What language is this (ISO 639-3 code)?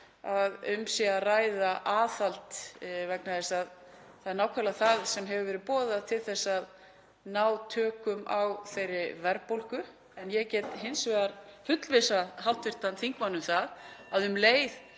isl